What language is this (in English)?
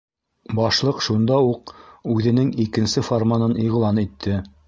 Bashkir